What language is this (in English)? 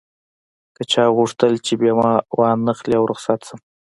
Pashto